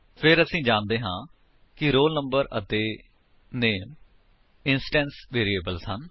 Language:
Punjabi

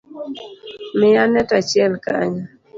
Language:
Luo (Kenya and Tanzania)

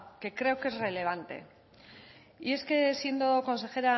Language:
Spanish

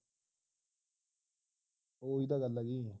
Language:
Punjabi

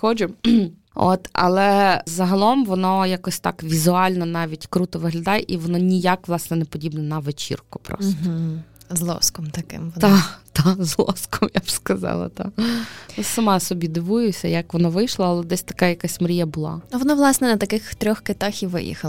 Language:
Ukrainian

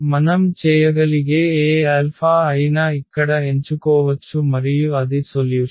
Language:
Telugu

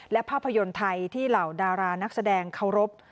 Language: Thai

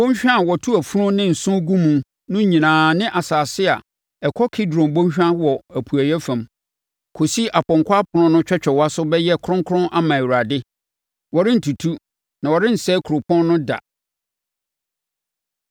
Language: Akan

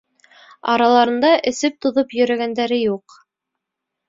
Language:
Bashkir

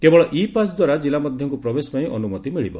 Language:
Odia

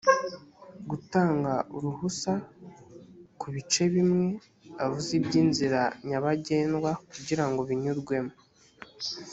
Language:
Kinyarwanda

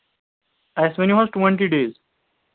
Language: Kashmiri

